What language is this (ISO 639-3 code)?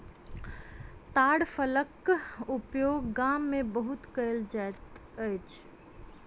mai